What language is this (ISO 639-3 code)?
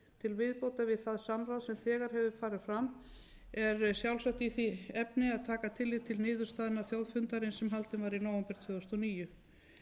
isl